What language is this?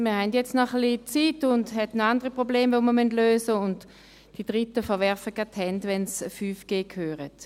Swiss German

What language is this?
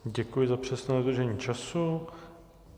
Czech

